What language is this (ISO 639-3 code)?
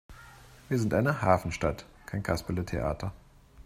deu